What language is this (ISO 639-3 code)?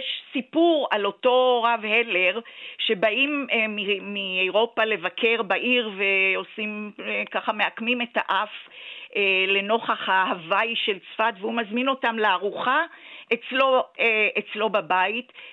heb